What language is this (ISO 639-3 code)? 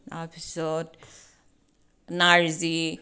asm